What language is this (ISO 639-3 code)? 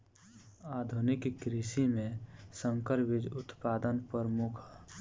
bho